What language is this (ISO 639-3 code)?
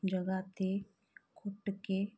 pan